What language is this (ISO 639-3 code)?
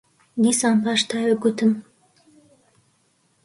ckb